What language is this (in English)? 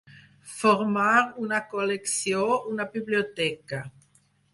Catalan